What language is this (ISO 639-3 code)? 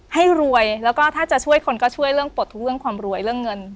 tha